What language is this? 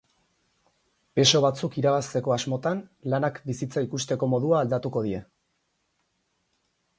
Basque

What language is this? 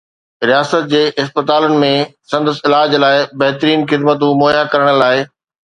Sindhi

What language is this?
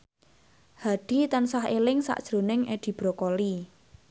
Javanese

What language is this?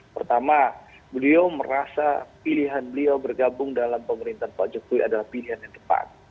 Indonesian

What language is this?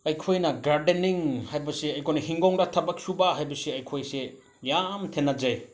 Manipuri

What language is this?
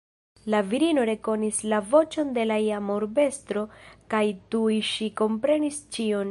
Esperanto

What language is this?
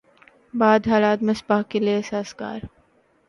Urdu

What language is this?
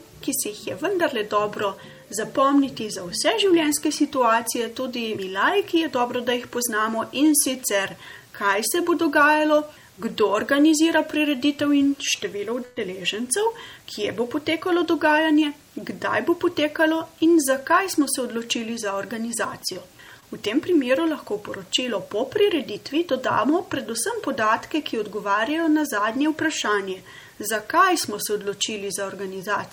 Italian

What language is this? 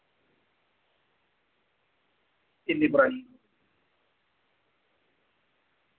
Dogri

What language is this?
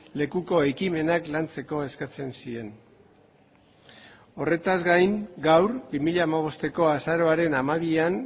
Basque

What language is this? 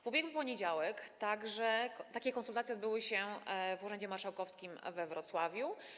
Polish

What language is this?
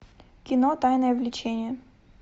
Russian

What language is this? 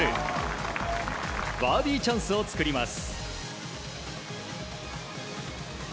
Japanese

